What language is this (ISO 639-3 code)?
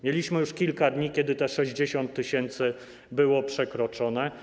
pol